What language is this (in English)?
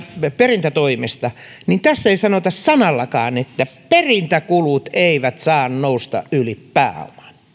Finnish